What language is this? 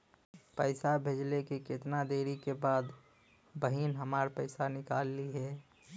Bhojpuri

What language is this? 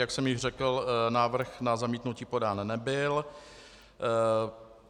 Czech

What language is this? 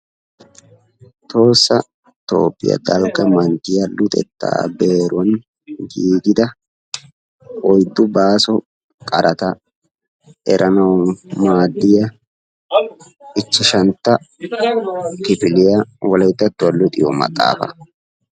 Wolaytta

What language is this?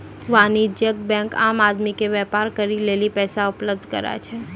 Maithili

